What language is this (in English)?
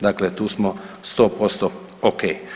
Croatian